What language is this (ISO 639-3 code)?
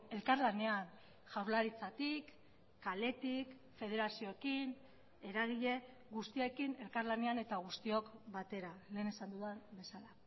eus